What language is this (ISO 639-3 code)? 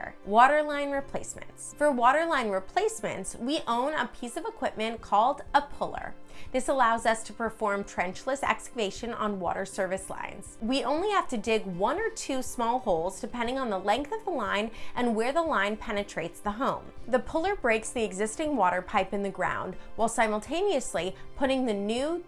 eng